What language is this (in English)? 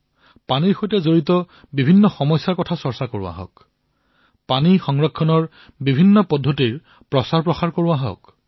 Assamese